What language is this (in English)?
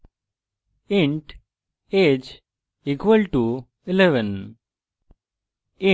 Bangla